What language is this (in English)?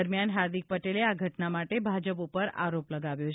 Gujarati